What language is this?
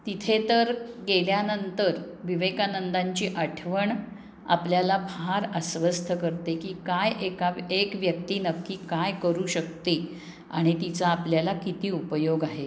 Marathi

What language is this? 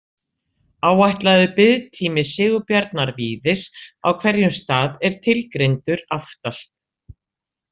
Icelandic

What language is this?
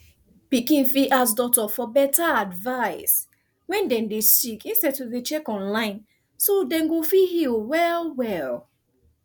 Nigerian Pidgin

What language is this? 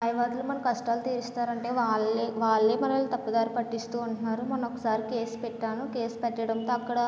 Telugu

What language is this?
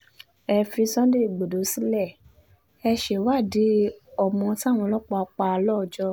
Yoruba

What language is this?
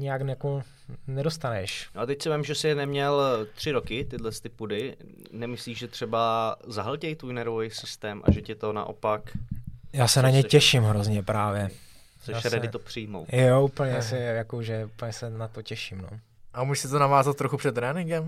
Czech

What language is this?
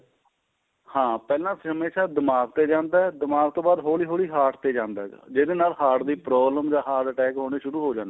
Punjabi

